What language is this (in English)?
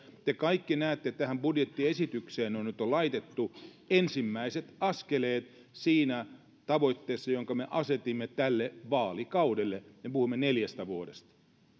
Finnish